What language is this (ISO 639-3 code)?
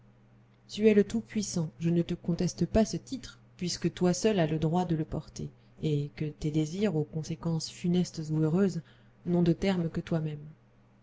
fra